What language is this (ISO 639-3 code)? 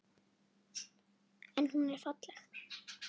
isl